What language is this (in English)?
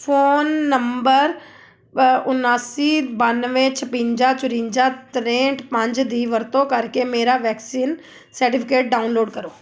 Punjabi